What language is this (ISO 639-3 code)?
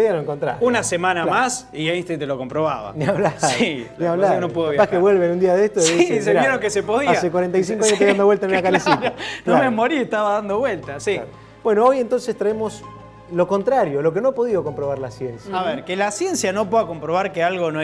spa